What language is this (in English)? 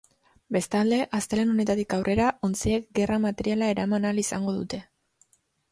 Basque